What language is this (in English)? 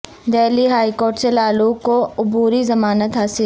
Urdu